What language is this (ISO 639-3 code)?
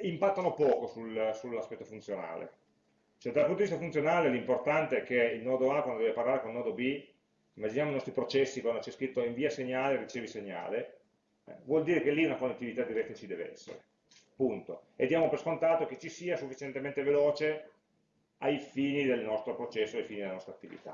ita